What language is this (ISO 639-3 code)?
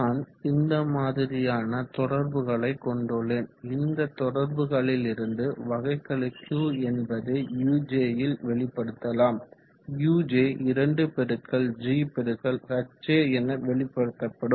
tam